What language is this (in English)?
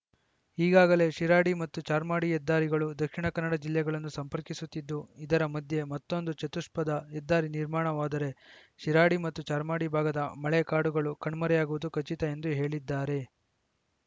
Kannada